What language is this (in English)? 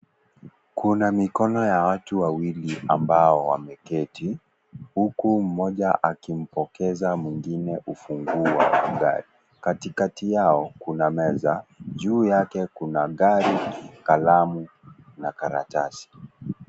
Swahili